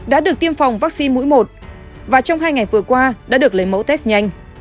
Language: Vietnamese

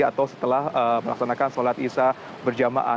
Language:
Indonesian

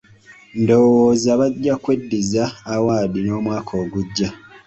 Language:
Ganda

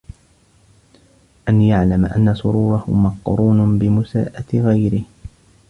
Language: Arabic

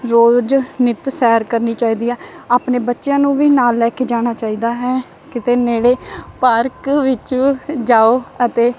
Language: Punjabi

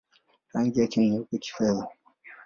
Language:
Swahili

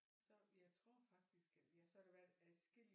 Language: Danish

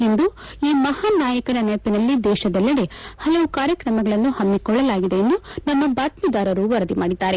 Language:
Kannada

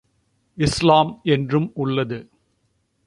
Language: Tamil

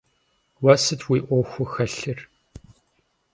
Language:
Kabardian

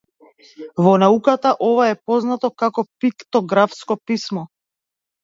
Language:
Macedonian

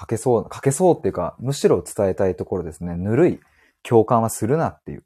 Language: Japanese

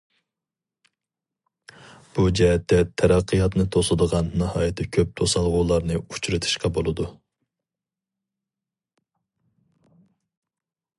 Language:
Uyghur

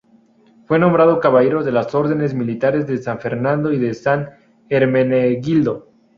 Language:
Spanish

